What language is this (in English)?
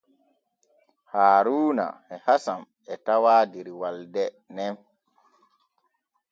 Borgu Fulfulde